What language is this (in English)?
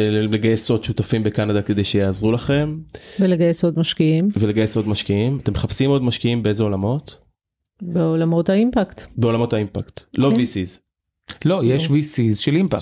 Hebrew